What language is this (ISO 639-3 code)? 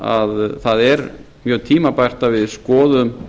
isl